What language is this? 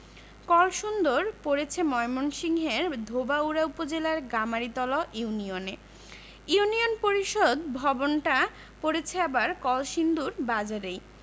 Bangla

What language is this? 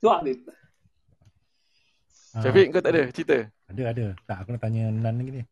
Malay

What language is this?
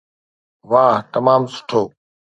Sindhi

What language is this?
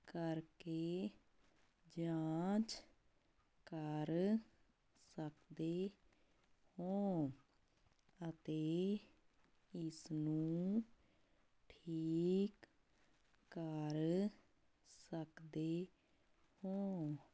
Punjabi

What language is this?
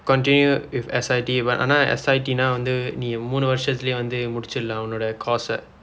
English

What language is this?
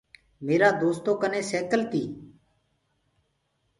Gurgula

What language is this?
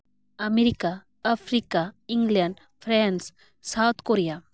Santali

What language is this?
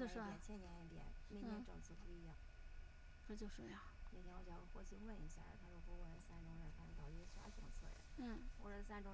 Chinese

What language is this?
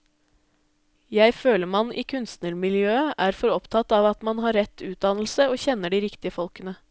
Norwegian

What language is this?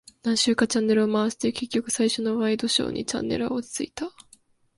Japanese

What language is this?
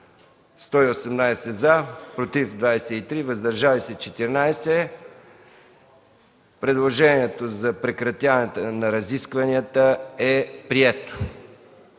Bulgarian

